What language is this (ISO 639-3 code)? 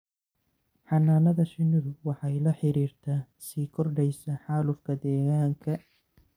som